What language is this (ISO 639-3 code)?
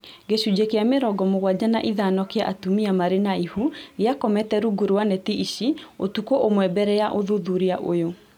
kik